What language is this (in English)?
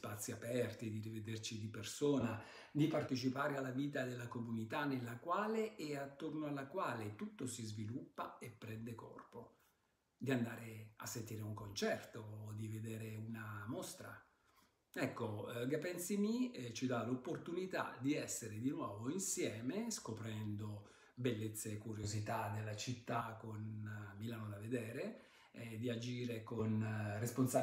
Italian